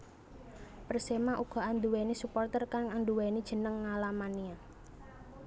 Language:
Javanese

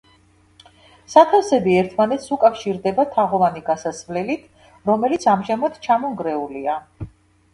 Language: Georgian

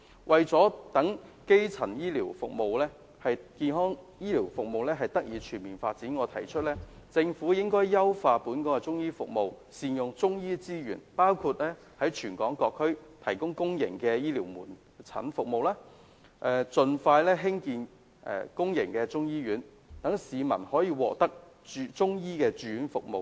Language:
Cantonese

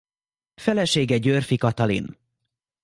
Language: Hungarian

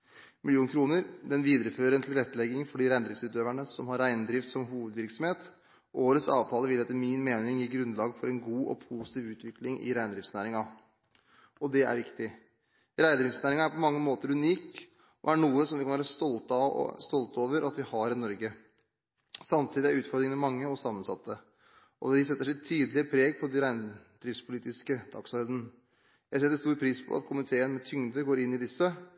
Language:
Norwegian Bokmål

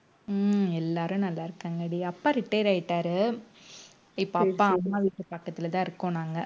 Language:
Tamil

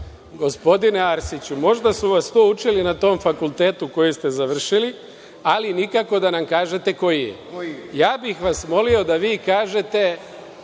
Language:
Serbian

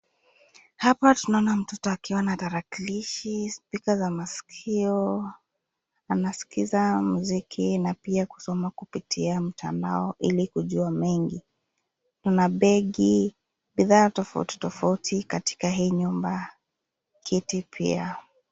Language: Swahili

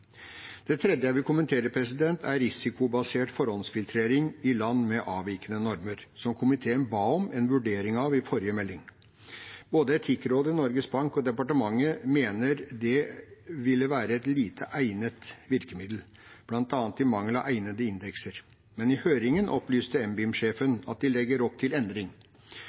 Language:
Norwegian Bokmål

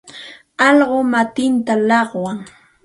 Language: Santa Ana de Tusi Pasco Quechua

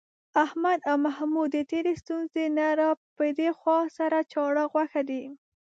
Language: Pashto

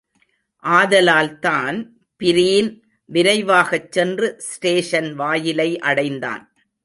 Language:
Tamil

